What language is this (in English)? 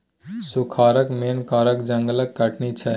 Maithili